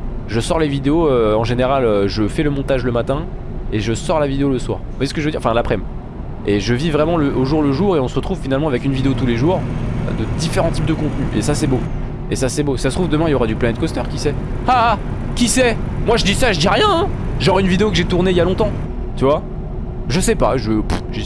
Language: French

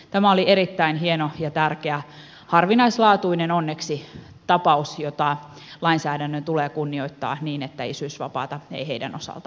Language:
Finnish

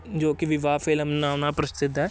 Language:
Punjabi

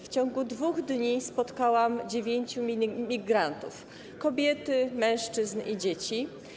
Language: Polish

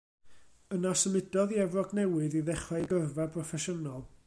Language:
Welsh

